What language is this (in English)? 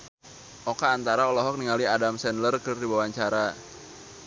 Sundanese